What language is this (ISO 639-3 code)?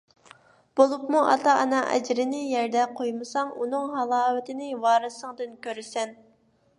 uig